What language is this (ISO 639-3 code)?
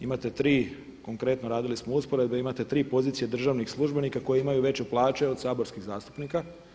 hrv